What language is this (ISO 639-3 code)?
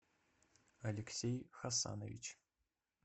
rus